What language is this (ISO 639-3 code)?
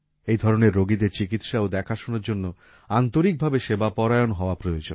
ben